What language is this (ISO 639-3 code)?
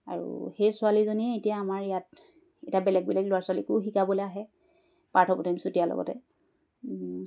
asm